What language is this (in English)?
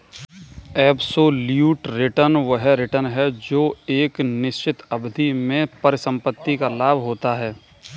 Hindi